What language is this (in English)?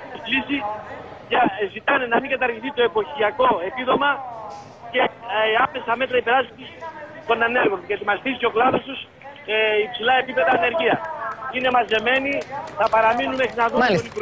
Greek